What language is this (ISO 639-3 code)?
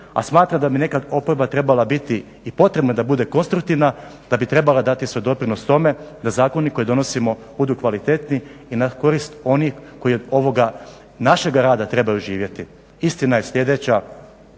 hrv